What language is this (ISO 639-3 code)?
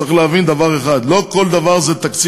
heb